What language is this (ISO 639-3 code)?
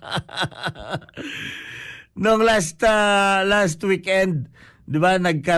fil